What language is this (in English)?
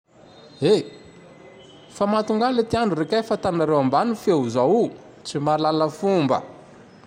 Tandroy-Mahafaly Malagasy